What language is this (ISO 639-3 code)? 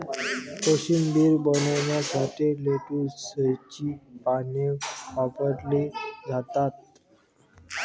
mar